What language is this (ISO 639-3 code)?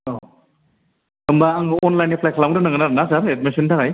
brx